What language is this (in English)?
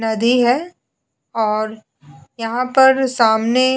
Hindi